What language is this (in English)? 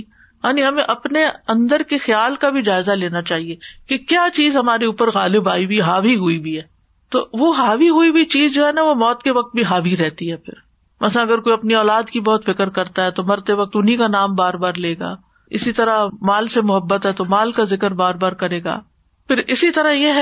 Urdu